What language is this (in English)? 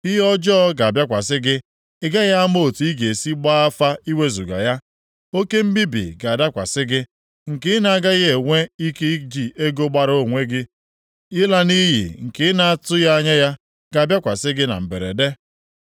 Igbo